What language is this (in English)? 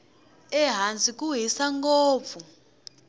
Tsonga